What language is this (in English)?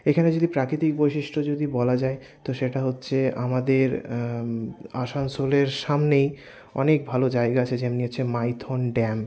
Bangla